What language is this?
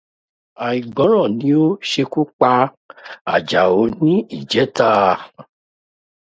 Yoruba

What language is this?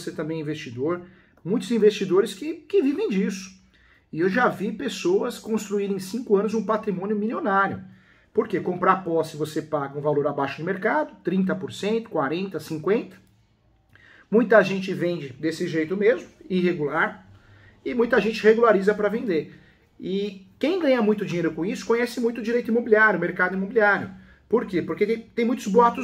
Portuguese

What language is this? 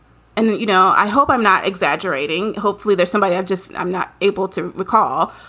English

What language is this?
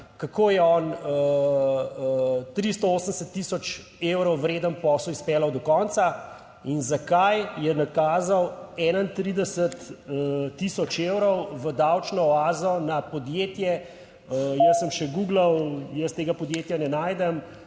Slovenian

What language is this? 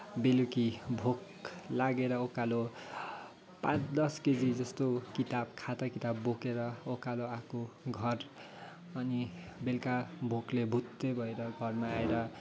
Nepali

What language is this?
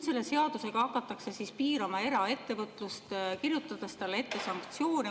Estonian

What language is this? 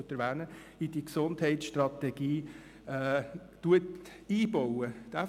Swiss German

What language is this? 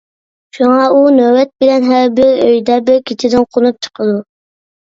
Uyghur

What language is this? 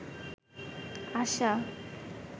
Bangla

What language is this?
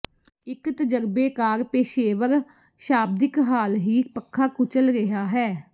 Punjabi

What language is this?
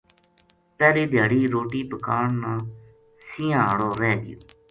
Gujari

